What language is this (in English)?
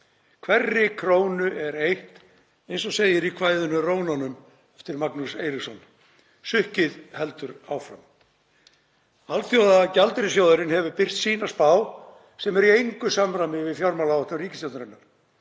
Icelandic